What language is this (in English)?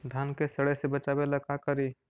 Magahi